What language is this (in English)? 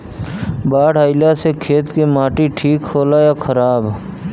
Bhojpuri